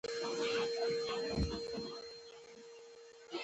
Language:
Pashto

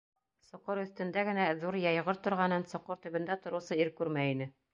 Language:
Bashkir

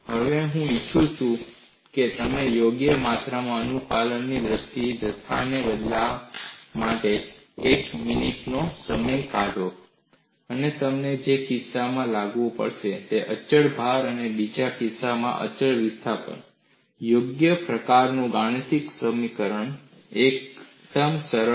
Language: Gujarati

